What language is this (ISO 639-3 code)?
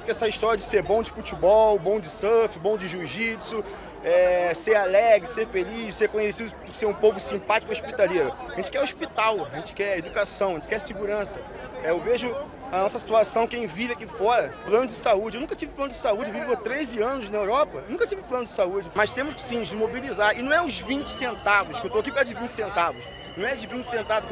por